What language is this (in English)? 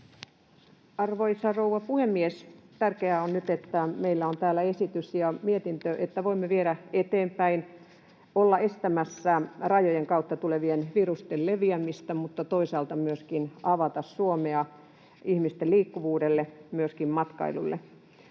Finnish